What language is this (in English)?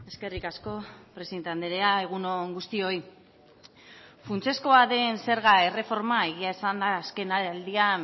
Basque